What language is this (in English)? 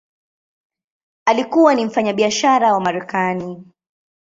Swahili